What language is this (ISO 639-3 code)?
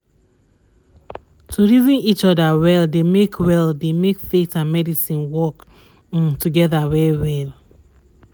pcm